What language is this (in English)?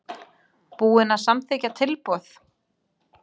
Icelandic